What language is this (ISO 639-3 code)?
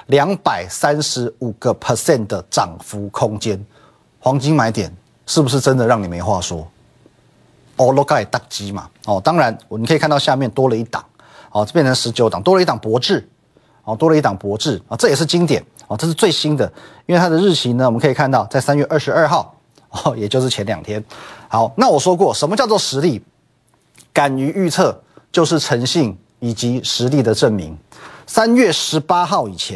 zho